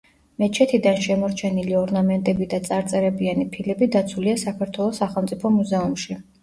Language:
Georgian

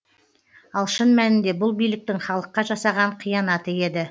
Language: Kazakh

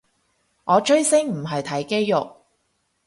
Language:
Cantonese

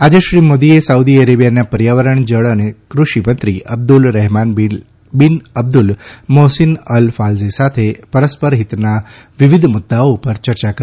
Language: Gujarati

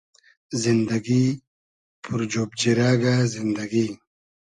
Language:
Hazaragi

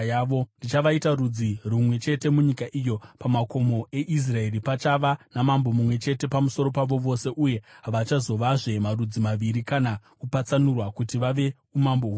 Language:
Shona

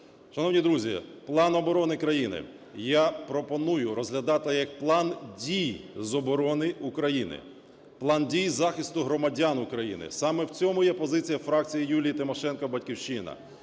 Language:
Ukrainian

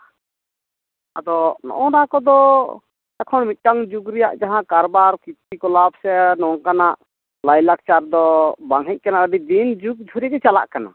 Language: Santali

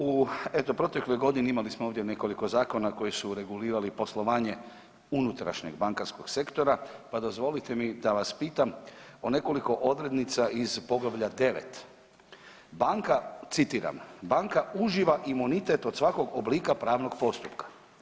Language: Croatian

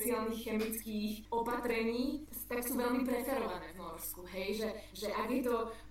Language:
Slovak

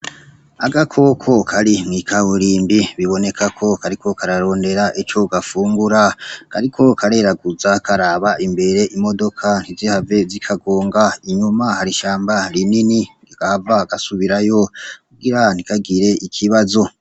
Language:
Rundi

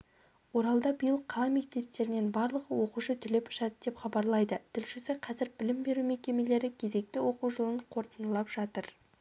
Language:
Kazakh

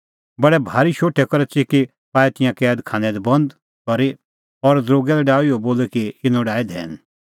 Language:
Kullu Pahari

